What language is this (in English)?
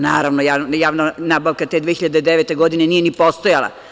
Serbian